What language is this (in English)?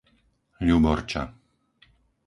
Slovak